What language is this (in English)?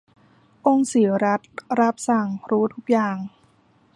Thai